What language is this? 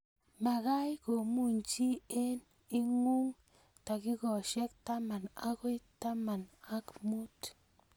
Kalenjin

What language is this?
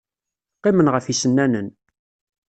Kabyle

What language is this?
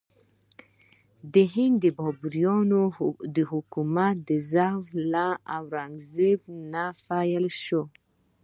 Pashto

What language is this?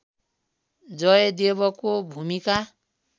Nepali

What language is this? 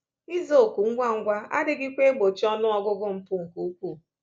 Igbo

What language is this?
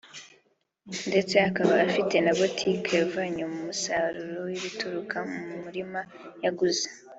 Kinyarwanda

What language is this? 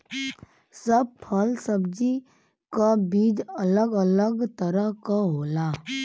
Bhojpuri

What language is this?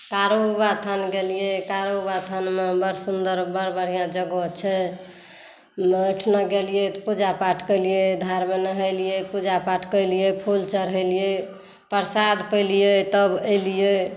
Maithili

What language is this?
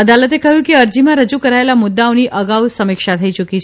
Gujarati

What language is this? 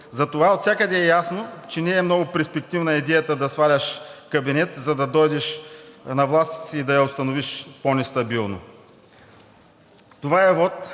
Bulgarian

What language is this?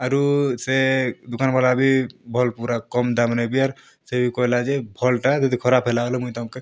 Odia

